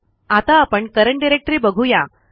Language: Marathi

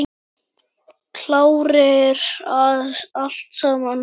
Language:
Icelandic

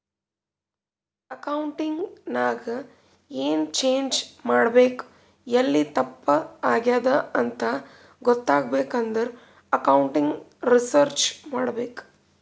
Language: Kannada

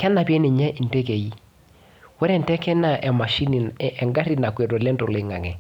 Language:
Masai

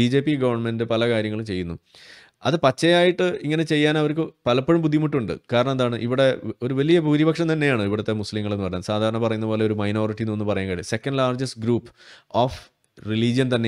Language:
Malayalam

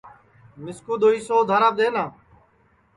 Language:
Sansi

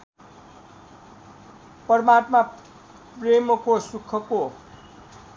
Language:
Nepali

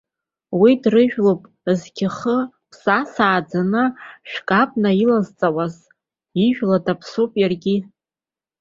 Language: Abkhazian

